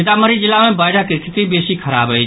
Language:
Maithili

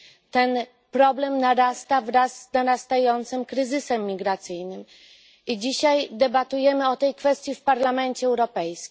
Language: Polish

